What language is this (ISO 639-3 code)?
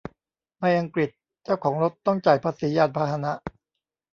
tha